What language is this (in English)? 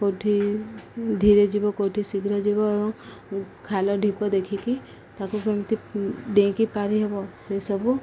Odia